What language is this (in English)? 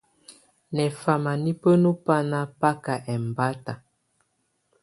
Tunen